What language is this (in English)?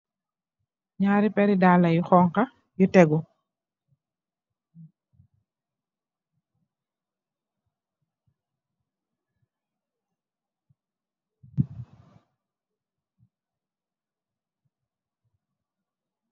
Wolof